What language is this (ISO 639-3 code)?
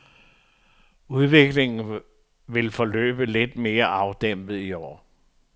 dan